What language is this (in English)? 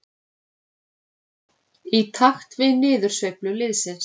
Icelandic